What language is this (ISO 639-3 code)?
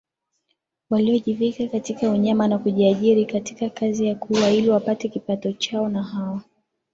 swa